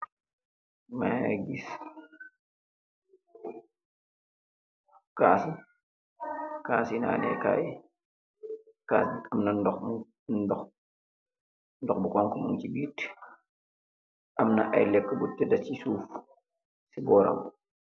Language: Wolof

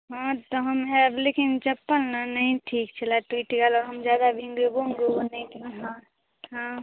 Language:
Maithili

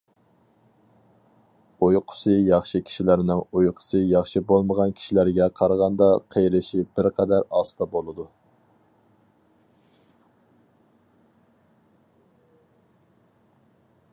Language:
Uyghur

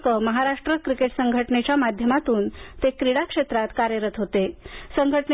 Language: Marathi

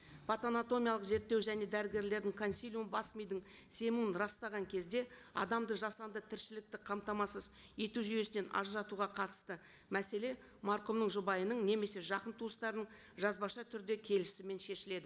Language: Kazakh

